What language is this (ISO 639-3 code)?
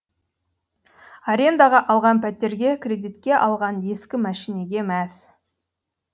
kaz